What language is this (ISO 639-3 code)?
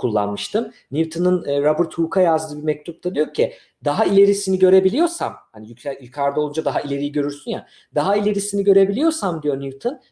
tur